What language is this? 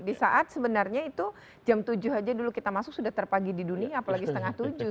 Indonesian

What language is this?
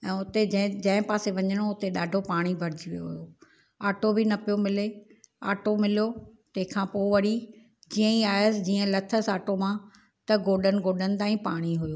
Sindhi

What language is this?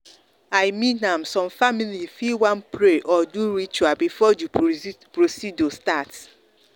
Nigerian Pidgin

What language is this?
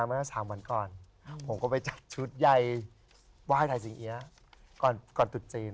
Thai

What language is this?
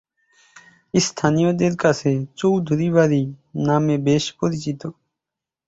Bangla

